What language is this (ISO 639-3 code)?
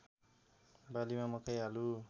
nep